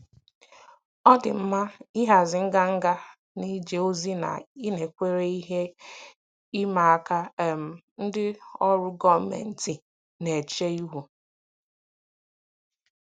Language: Igbo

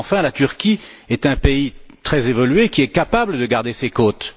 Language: French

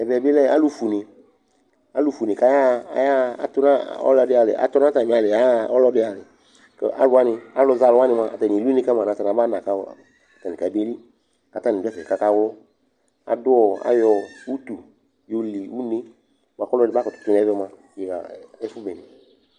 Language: Ikposo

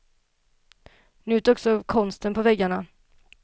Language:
Swedish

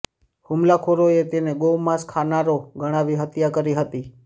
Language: Gujarati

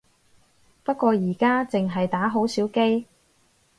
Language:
Cantonese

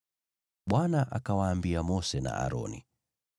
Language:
Swahili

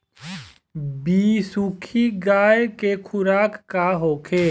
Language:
Bhojpuri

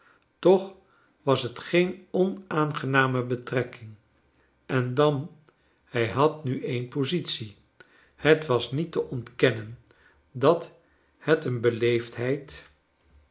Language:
Dutch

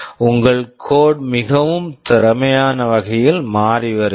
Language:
Tamil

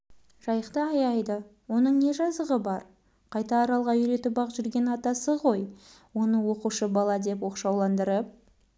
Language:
Kazakh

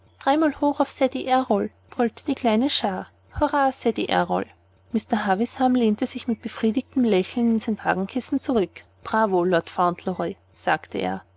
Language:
German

